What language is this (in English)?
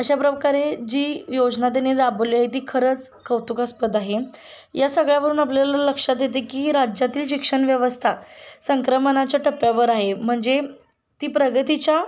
Marathi